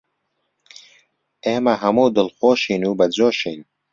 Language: Central Kurdish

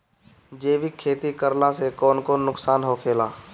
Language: Bhojpuri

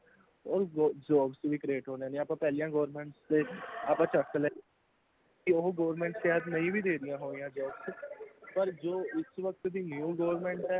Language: Punjabi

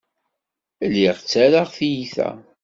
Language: Kabyle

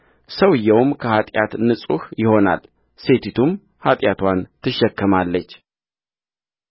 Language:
Amharic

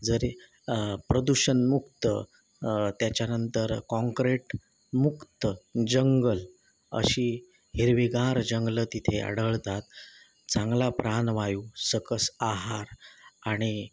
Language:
Marathi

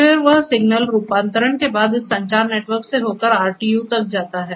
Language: Hindi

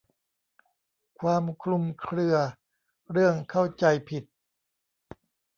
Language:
Thai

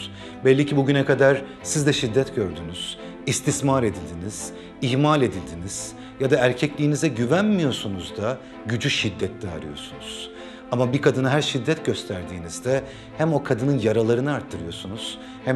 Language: Turkish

